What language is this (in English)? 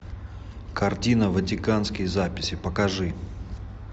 Russian